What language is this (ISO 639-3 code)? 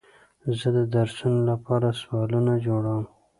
pus